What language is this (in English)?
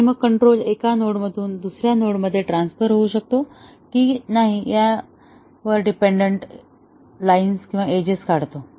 Marathi